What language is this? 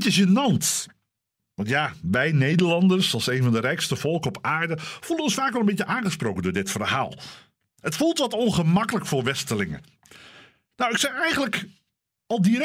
Dutch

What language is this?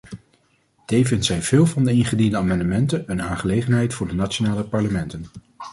Dutch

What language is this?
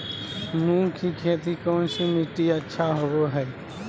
Magahi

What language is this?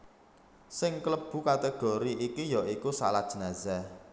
Javanese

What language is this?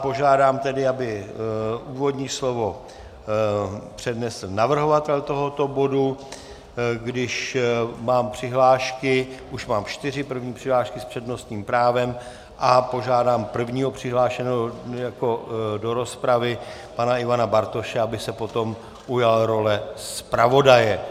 Czech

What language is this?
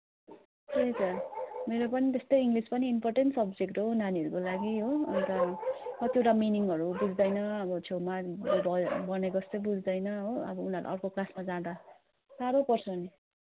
Nepali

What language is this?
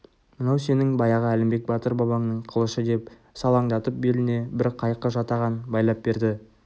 Kazakh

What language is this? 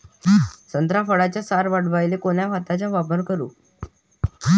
Marathi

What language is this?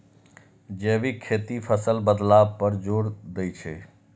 Maithili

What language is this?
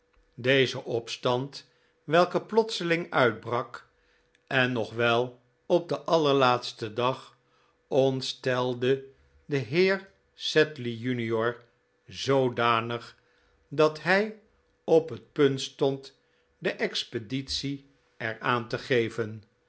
Dutch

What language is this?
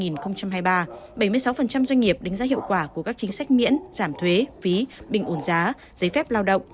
Vietnamese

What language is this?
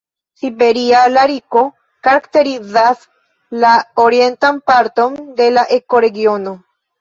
Esperanto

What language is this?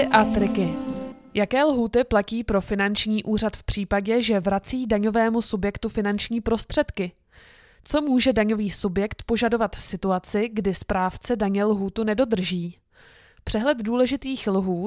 Czech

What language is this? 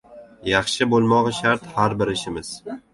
Uzbek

